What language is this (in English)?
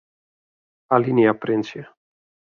Western Frisian